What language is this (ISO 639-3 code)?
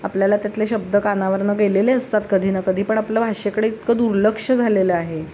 mar